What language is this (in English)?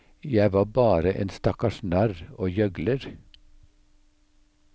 Norwegian